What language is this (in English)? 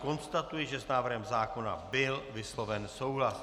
Czech